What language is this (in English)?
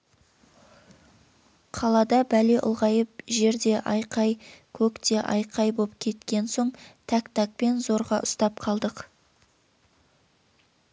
Kazakh